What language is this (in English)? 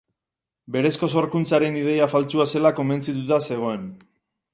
Basque